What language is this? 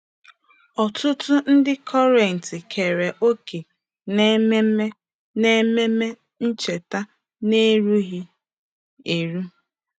Igbo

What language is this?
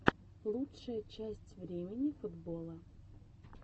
Russian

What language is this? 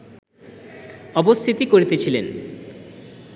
Bangla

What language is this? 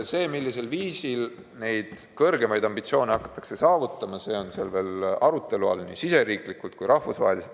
Estonian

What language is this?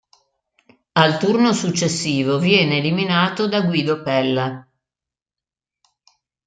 Italian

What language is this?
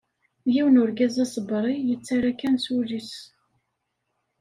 Kabyle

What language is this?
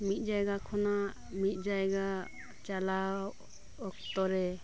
Santali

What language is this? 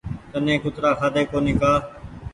Goaria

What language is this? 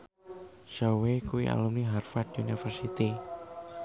Javanese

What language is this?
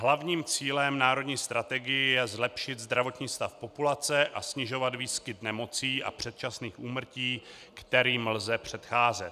Czech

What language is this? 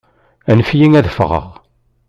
Kabyle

